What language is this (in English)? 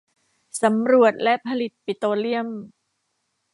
Thai